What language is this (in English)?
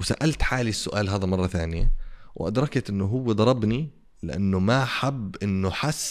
Arabic